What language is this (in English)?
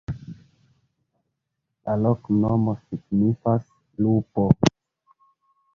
Esperanto